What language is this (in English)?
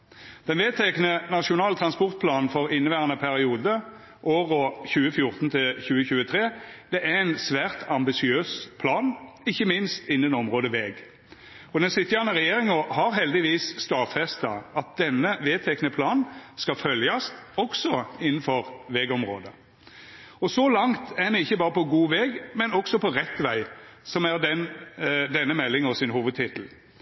Norwegian Nynorsk